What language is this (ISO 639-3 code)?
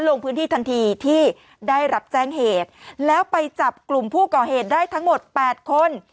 tha